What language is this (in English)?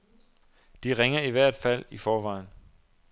Danish